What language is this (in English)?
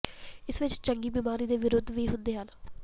Punjabi